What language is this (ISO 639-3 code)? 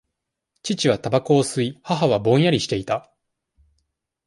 jpn